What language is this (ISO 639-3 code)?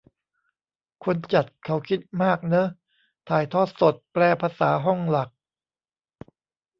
tha